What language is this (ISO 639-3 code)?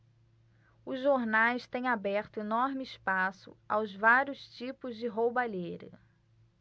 por